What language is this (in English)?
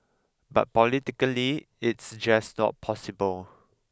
English